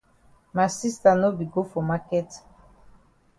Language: Cameroon Pidgin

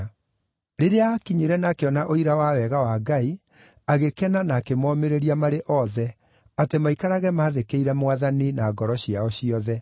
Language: Kikuyu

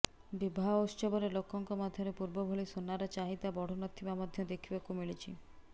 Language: Odia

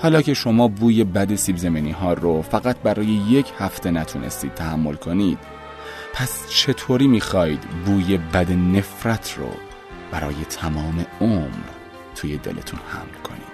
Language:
Persian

